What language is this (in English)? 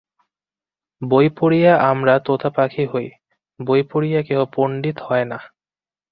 Bangla